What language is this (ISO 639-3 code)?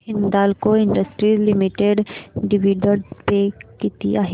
mar